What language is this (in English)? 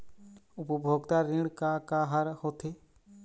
Chhattisgarhi